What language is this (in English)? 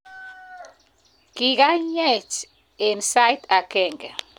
Kalenjin